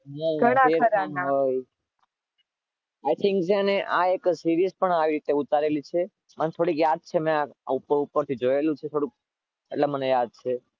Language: Gujarati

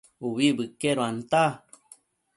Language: Matsés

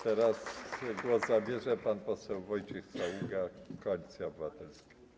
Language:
Polish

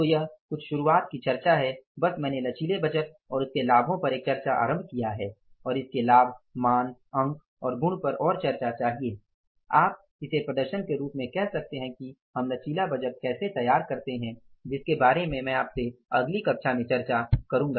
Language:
Hindi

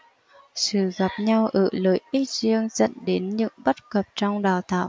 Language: Vietnamese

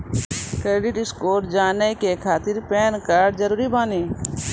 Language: Maithili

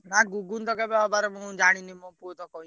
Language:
Odia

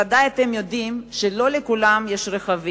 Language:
Hebrew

